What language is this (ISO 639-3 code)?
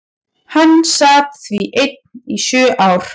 isl